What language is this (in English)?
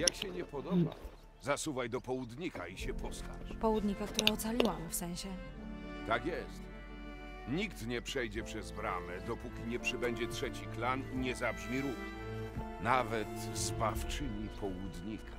Polish